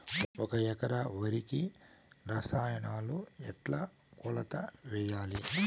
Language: Telugu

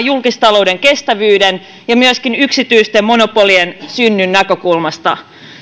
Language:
Finnish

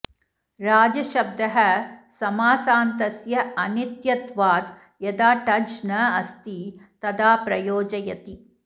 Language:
Sanskrit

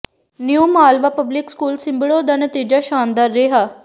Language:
Punjabi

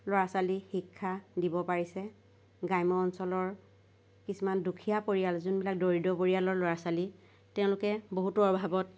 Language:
Assamese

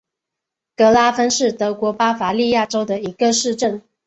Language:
Chinese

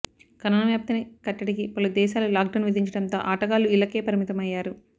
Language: Telugu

